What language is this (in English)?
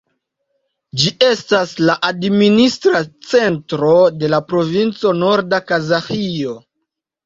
Esperanto